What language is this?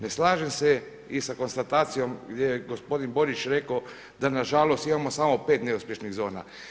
Croatian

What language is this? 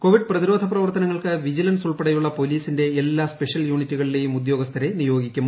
Malayalam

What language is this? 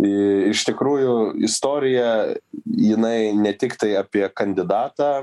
Lithuanian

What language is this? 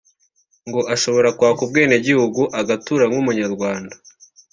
Kinyarwanda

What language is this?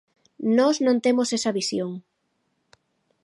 Galician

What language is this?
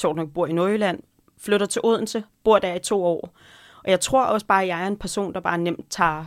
Danish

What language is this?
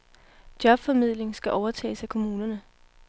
Danish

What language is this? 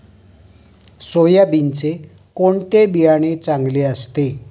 Marathi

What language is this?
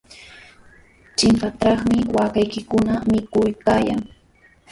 Sihuas Ancash Quechua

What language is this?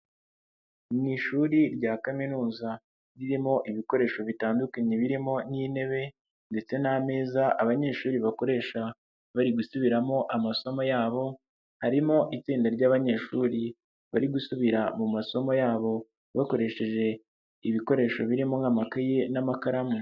Kinyarwanda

